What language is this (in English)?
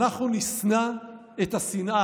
Hebrew